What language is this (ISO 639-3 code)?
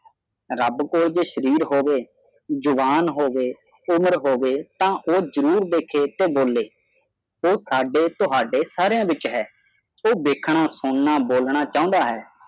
pan